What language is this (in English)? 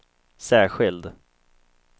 Swedish